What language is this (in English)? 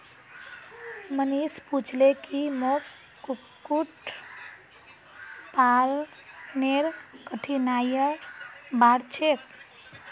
Magahi